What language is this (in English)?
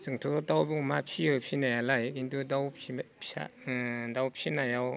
Bodo